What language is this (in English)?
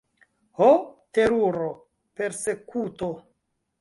Esperanto